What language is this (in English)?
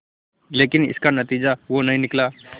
Hindi